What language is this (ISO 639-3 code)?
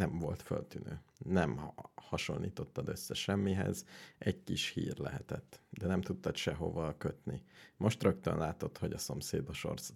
hun